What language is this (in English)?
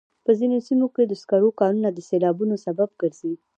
Pashto